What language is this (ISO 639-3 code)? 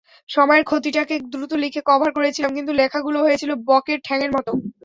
ben